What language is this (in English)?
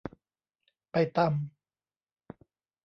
Thai